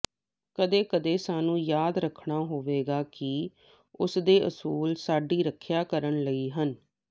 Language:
Punjabi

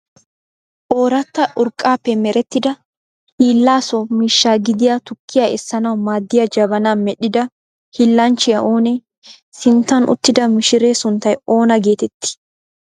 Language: Wolaytta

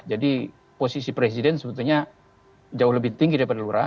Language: Indonesian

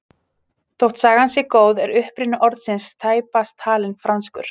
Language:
Icelandic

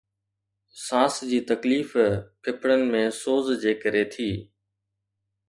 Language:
Sindhi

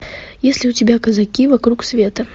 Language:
Russian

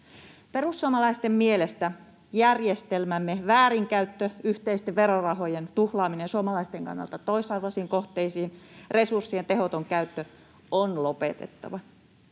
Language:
Finnish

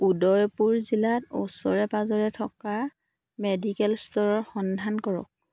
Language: Assamese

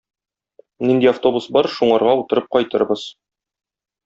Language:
Tatar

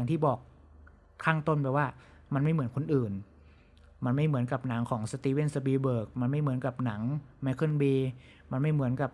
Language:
Thai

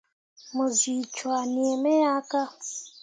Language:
Mundang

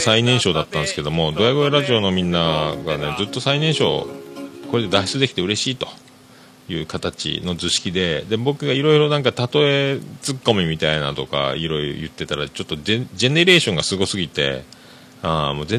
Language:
Japanese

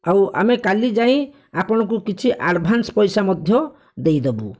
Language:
Odia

